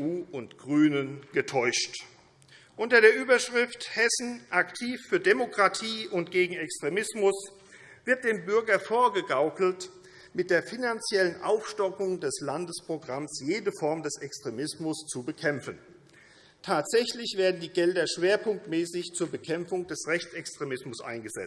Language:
German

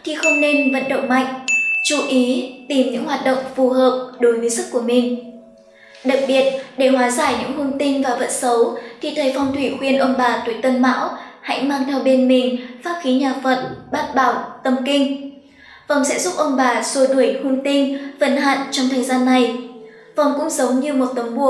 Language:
Vietnamese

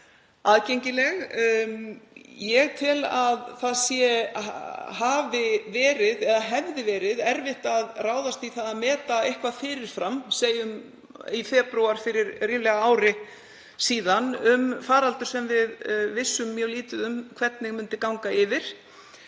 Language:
Icelandic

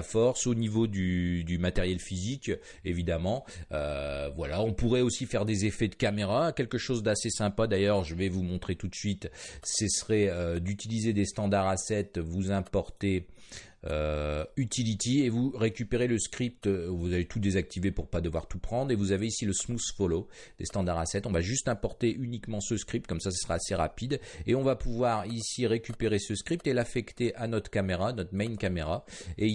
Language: French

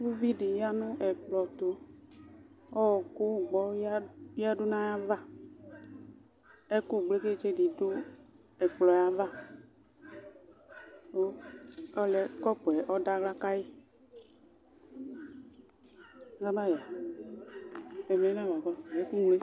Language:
Ikposo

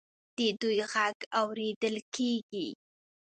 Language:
Pashto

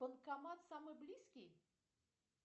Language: Russian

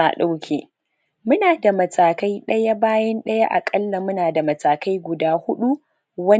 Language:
Hausa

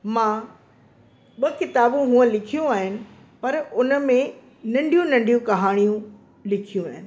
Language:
Sindhi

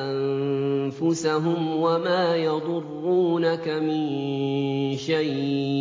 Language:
Arabic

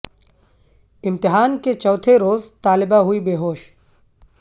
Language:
Urdu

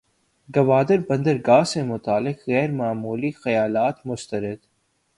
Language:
Urdu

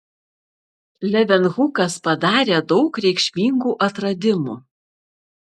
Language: Lithuanian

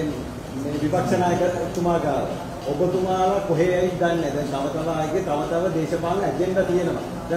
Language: Indonesian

